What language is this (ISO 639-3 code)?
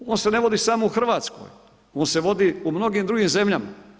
hrv